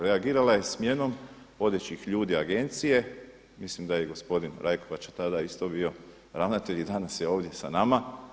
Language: Croatian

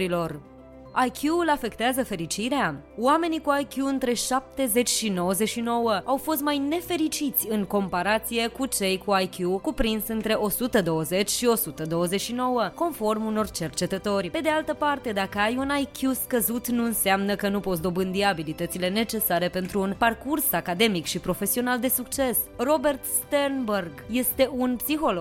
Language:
Romanian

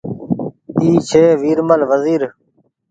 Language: Goaria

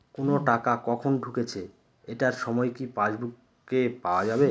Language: Bangla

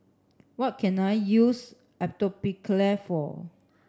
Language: English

